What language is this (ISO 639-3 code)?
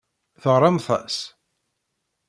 kab